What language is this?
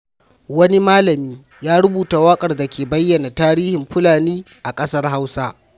Hausa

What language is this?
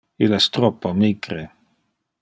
Interlingua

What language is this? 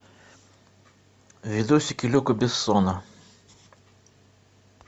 Russian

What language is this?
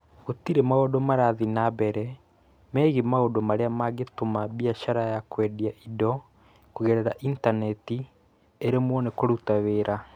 Kikuyu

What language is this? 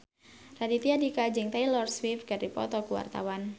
Sundanese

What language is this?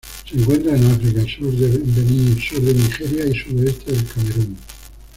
Spanish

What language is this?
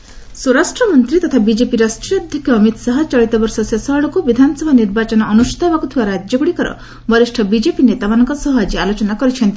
Odia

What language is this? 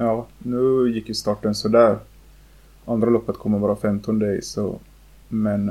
Swedish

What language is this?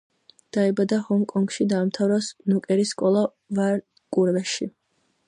Georgian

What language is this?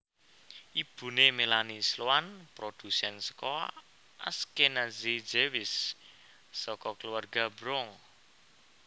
Javanese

